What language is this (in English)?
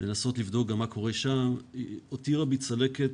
Hebrew